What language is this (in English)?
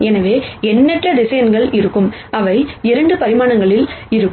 Tamil